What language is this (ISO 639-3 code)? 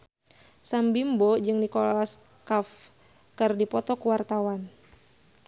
sun